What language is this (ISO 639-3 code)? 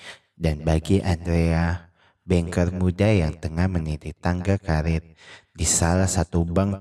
ind